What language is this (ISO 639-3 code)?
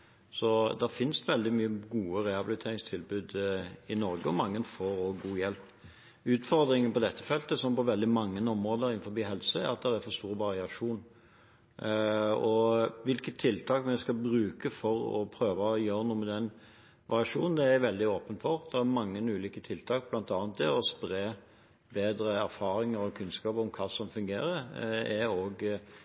nob